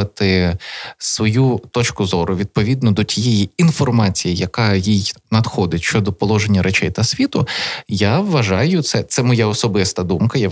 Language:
Ukrainian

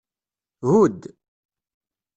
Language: Kabyle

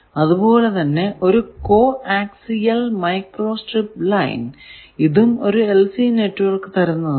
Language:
Malayalam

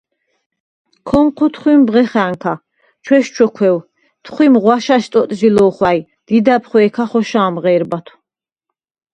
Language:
Svan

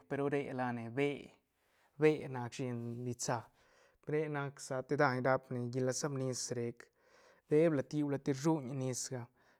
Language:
Santa Catarina Albarradas Zapotec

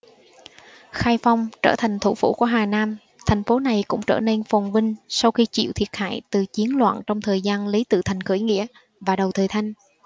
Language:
Vietnamese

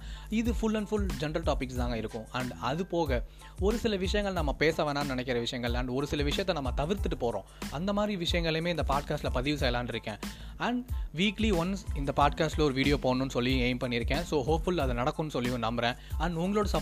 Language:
Tamil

